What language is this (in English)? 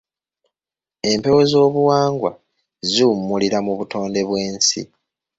Ganda